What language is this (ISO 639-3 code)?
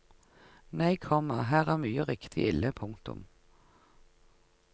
nor